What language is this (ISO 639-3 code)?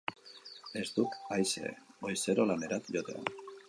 eus